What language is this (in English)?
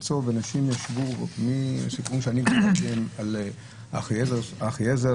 Hebrew